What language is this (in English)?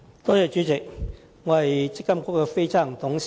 Cantonese